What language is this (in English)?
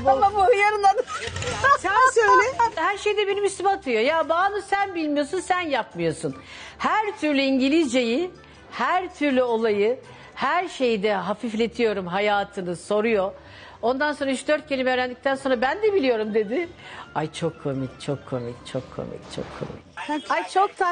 Turkish